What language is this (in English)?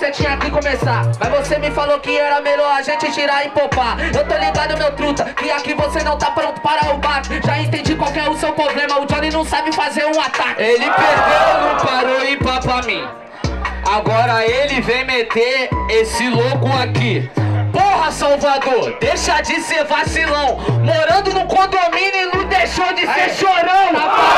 Portuguese